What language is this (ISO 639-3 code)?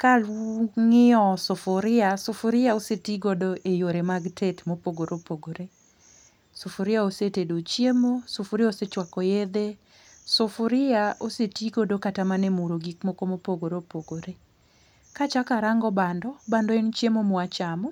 luo